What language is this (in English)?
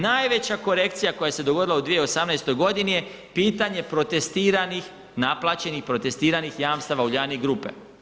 Croatian